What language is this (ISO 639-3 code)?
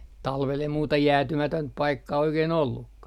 fin